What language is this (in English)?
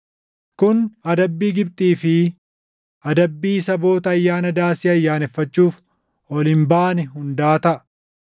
Oromo